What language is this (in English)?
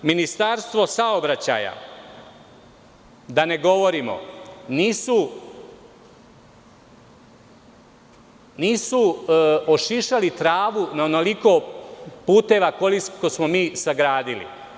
Serbian